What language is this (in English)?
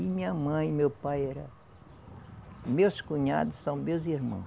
Portuguese